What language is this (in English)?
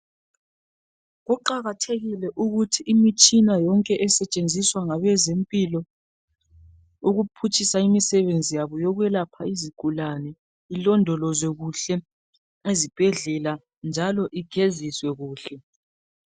North Ndebele